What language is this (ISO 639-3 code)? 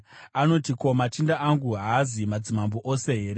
sna